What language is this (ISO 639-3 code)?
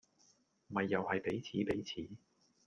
yue